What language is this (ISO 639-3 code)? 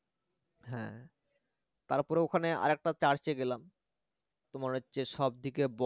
ben